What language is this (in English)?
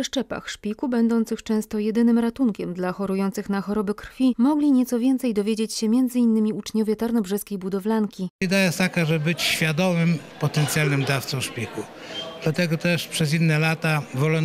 Polish